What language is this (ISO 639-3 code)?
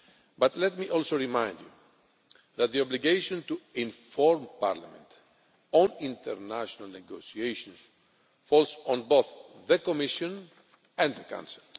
eng